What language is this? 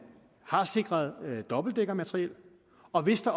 Danish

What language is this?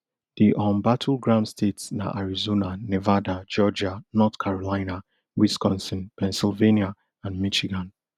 Nigerian Pidgin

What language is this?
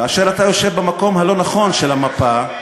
Hebrew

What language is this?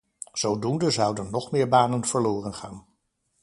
Dutch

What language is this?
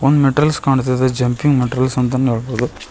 Kannada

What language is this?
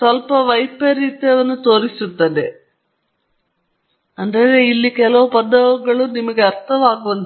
Kannada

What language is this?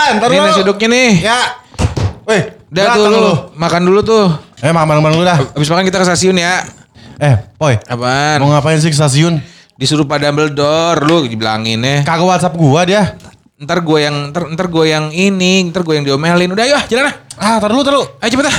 Indonesian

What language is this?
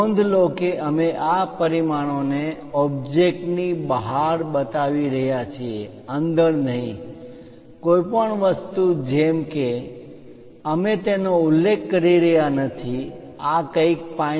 Gujarati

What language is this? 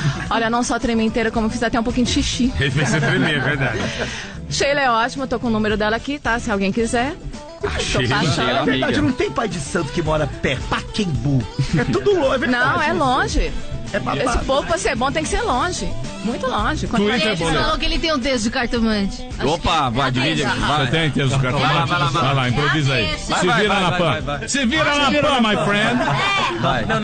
Portuguese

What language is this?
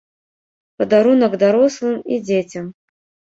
Belarusian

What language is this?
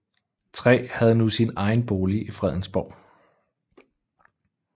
Danish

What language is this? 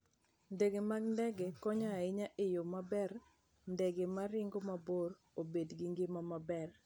Luo (Kenya and Tanzania)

